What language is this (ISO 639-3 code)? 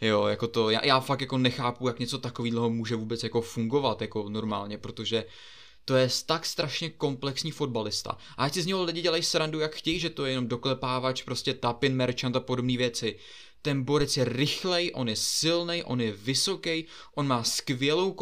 ces